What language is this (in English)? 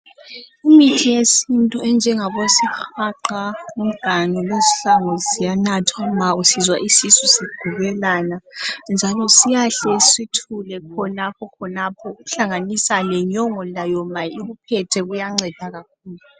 North Ndebele